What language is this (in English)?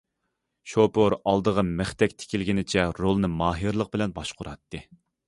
Uyghur